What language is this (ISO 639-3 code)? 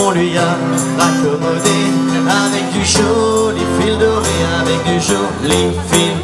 fra